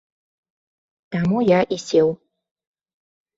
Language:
Belarusian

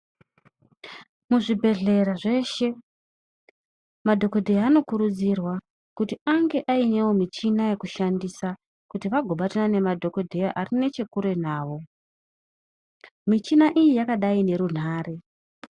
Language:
Ndau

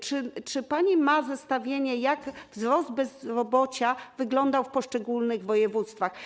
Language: Polish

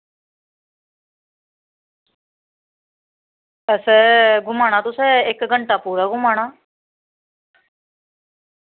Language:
Dogri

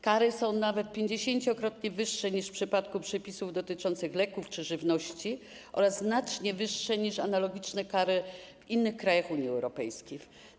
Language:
Polish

